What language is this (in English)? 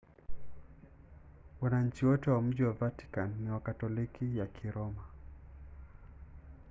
Swahili